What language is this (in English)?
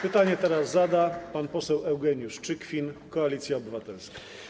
Polish